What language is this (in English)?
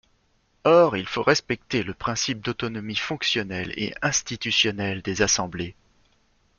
French